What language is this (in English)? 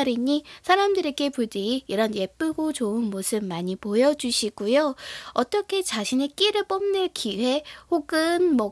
Korean